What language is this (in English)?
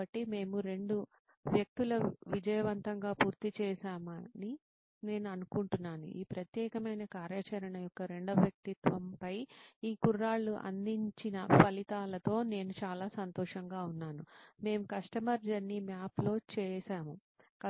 Telugu